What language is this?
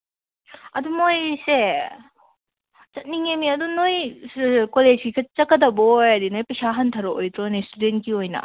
Manipuri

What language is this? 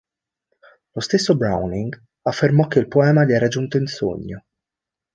Italian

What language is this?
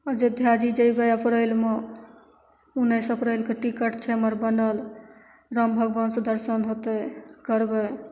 Maithili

